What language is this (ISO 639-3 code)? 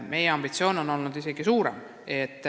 est